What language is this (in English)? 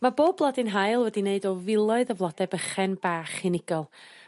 Welsh